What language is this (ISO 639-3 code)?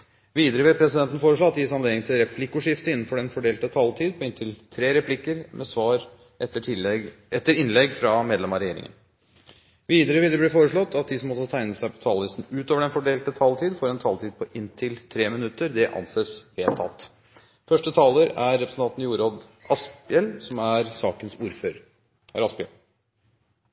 nob